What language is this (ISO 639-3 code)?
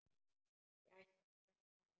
isl